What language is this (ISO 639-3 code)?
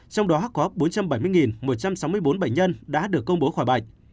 vie